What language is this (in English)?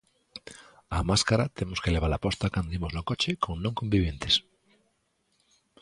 Galician